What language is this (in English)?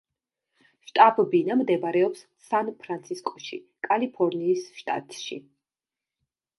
Georgian